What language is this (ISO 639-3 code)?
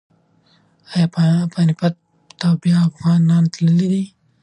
pus